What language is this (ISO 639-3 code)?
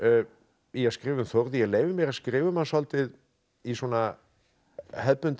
isl